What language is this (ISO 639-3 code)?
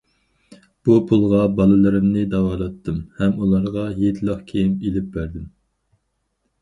uig